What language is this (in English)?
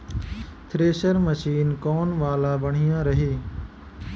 Bhojpuri